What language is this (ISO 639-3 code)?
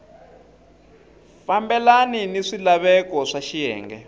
tso